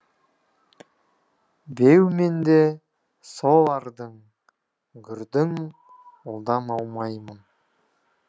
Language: Kazakh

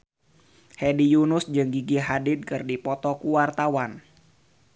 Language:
Sundanese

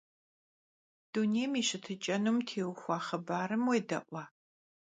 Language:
Kabardian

